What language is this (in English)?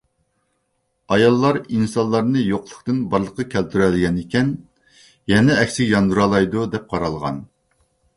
Uyghur